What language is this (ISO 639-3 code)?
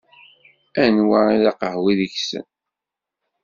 kab